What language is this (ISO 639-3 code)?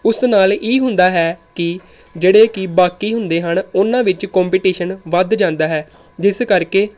pan